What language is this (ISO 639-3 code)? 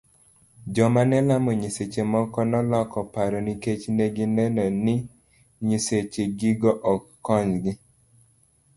luo